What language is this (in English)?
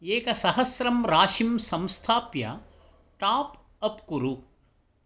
Sanskrit